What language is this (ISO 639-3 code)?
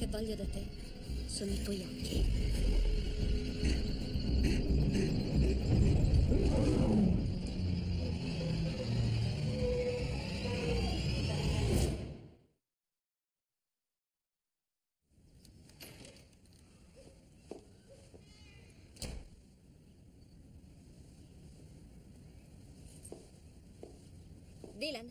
ita